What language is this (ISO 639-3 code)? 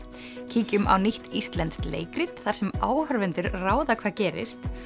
isl